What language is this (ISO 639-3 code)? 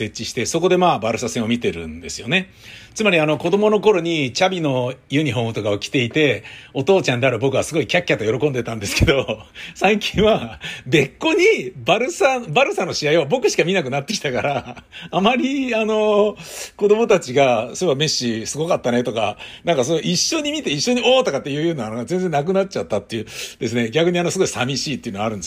jpn